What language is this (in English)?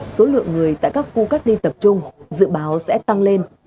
Vietnamese